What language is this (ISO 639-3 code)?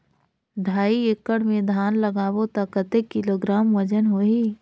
hne